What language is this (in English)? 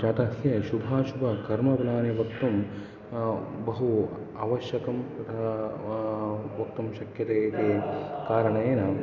Sanskrit